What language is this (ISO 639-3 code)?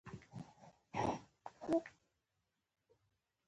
pus